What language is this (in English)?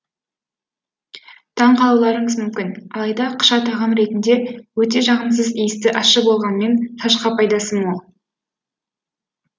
Kazakh